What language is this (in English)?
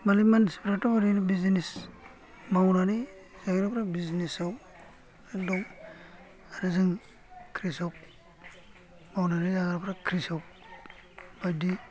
Bodo